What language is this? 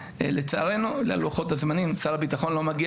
Hebrew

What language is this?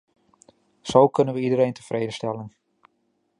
Dutch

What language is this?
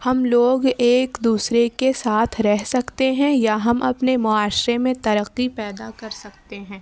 Urdu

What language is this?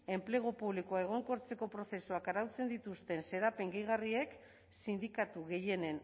Basque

